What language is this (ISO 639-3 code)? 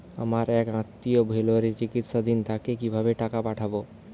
ben